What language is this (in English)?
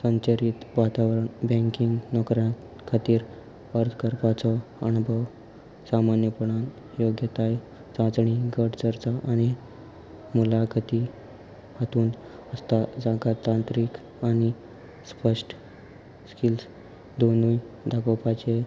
Konkani